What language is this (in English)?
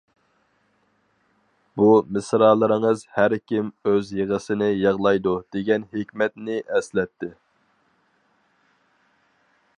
Uyghur